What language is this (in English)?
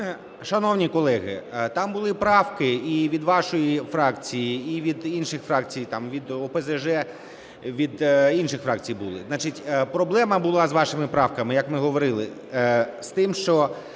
Ukrainian